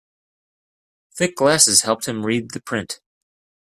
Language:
English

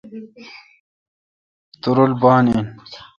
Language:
Kalkoti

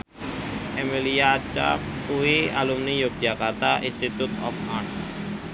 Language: Javanese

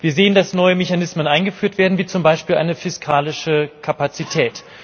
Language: German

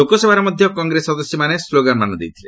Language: Odia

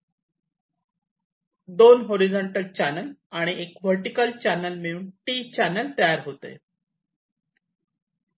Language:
Marathi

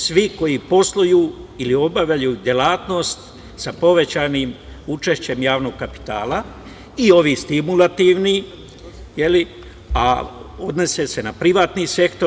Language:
Serbian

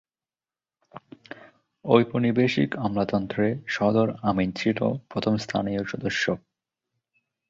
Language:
Bangla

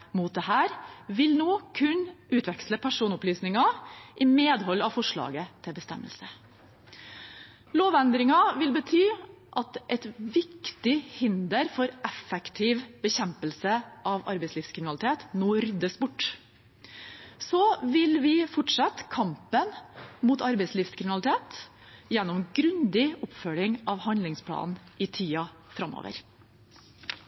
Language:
Norwegian Bokmål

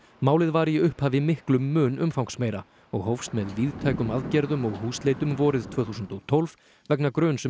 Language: Icelandic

